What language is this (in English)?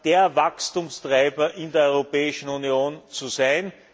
German